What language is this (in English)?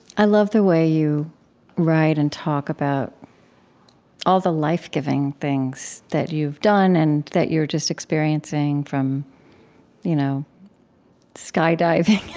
English